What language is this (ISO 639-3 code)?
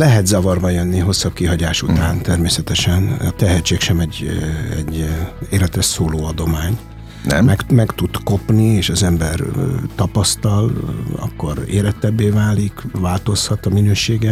hun